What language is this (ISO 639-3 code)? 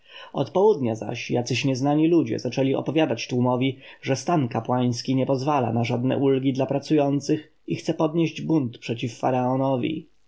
pol